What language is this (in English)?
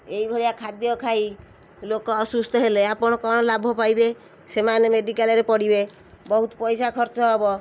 Odia